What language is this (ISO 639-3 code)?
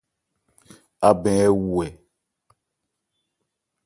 ebr